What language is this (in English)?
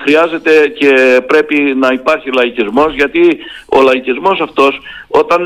Greek